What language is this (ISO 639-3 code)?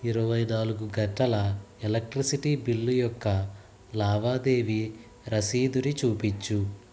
tel